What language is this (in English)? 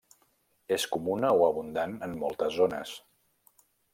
Catalan